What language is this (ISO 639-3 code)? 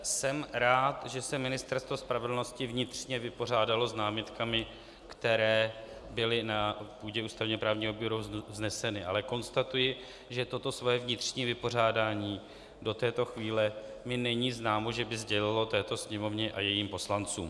ces